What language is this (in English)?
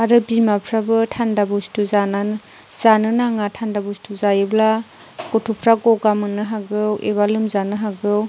Bodo